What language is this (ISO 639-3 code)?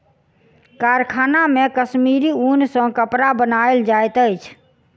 mai